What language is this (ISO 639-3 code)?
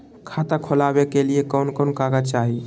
mag